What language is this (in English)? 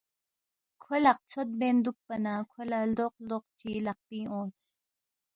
Balti